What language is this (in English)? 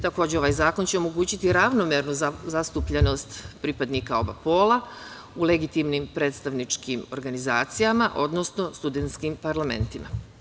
Serbian